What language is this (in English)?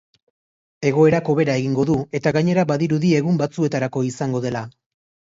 Basque